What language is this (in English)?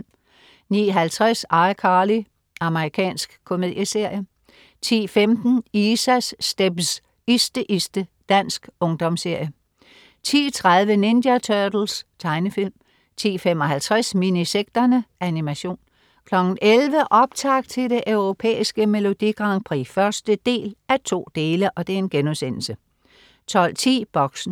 Danish